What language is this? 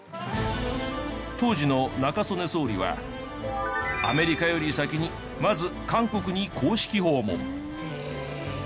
Japanese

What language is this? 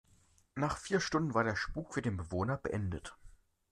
German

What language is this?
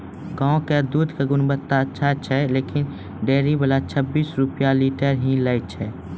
Maithili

